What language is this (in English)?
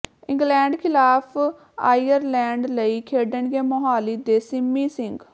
Punjabi